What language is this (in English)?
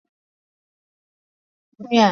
Chinese